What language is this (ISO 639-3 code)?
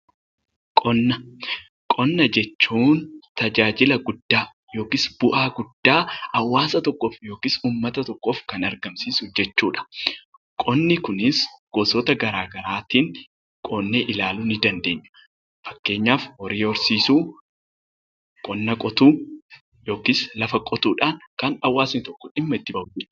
orm